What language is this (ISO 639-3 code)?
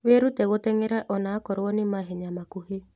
kik